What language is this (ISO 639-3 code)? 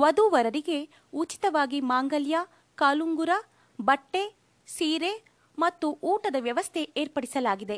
kan